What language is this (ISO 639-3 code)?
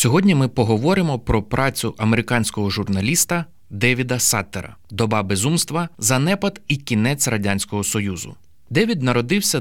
ukr